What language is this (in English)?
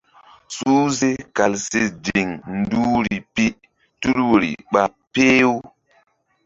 Mbum